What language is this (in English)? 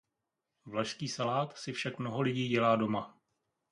Czech